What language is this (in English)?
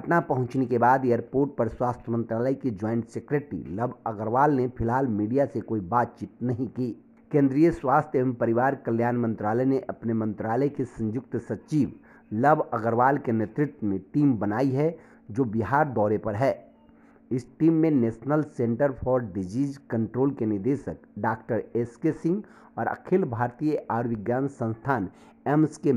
Hindi